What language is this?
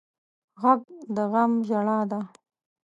Pashto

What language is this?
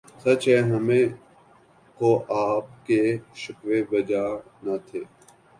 Urdu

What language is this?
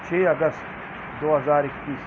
Urdu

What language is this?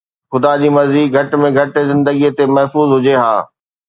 Sindhi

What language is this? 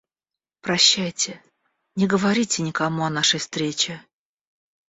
Russian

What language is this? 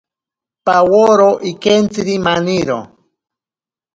Ashéninka Perené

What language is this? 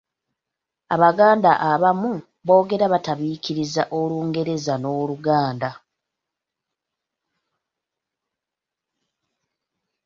Ganda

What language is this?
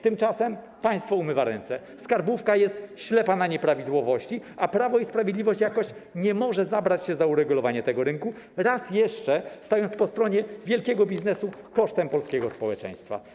Polish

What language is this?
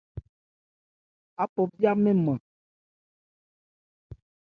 Ebrié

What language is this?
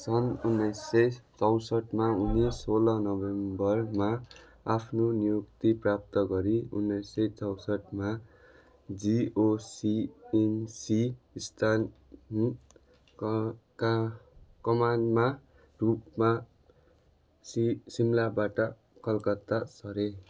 Nepali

